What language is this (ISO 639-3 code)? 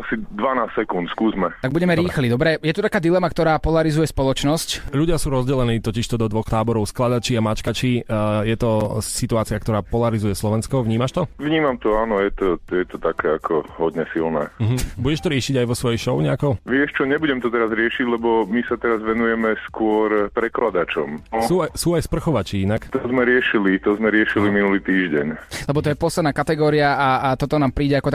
slk